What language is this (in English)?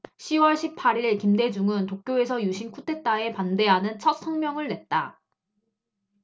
Korean